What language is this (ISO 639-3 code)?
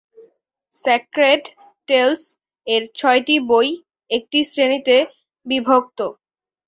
ben